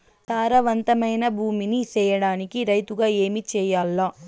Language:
Telugu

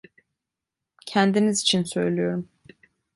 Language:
Turkish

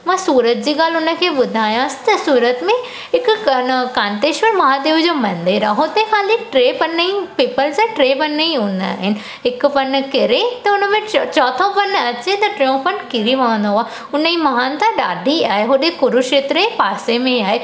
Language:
Sindhi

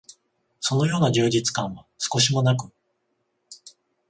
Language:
Japanese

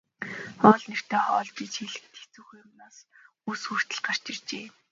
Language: Mongolian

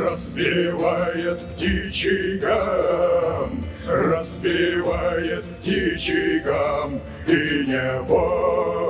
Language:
Russian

